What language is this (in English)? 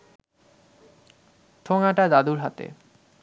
Bangla